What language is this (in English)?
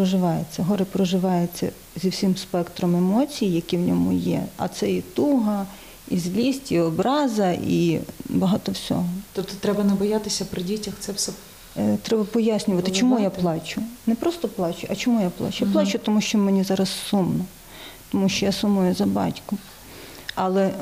Ukrainian